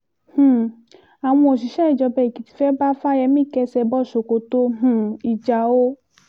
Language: Yoruba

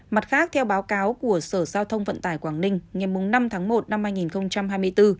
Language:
Vietnamese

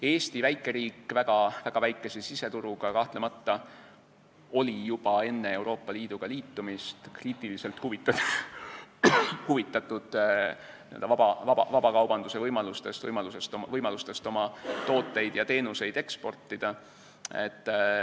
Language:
Estonian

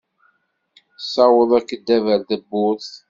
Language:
Kabyle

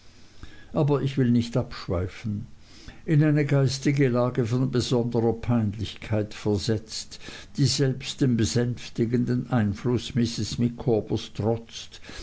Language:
German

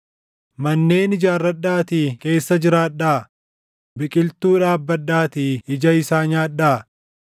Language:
Oromo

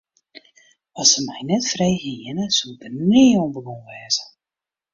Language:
Western Frisian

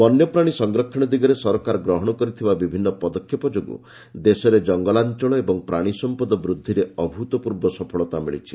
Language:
Odia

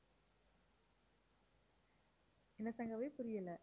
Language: Tamil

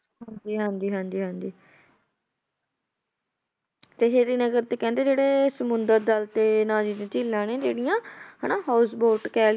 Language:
Punjabi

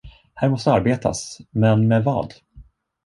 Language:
Swedish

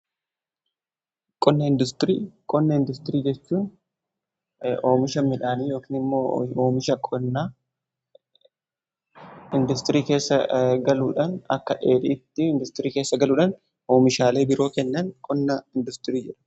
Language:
Oromo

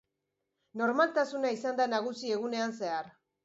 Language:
Basque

